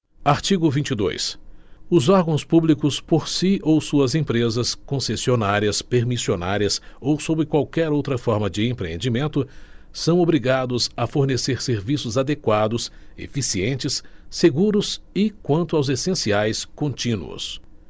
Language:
Portuguese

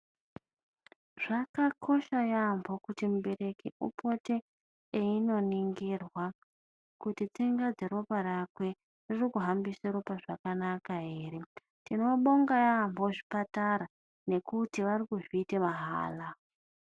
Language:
Ndau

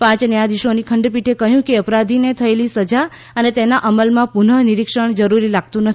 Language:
Gujarati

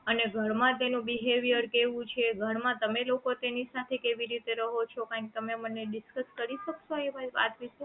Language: Gujarati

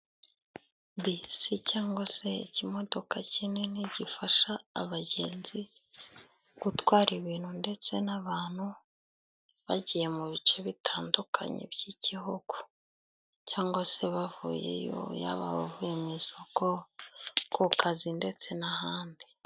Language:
Kinyarwanda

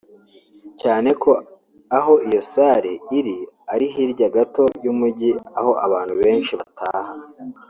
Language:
Kinyarwanda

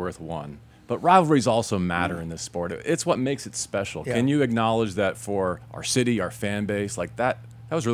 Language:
English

